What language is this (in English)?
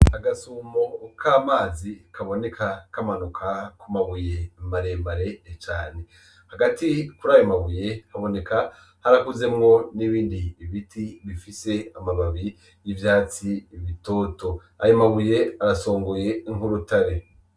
Rundi